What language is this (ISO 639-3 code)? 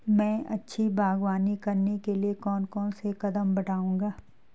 hin